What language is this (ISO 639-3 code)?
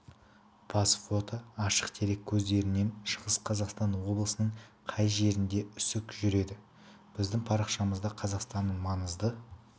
kaz